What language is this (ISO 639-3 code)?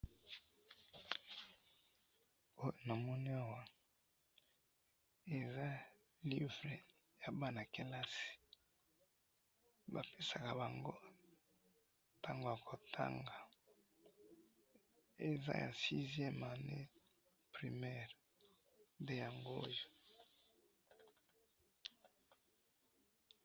lin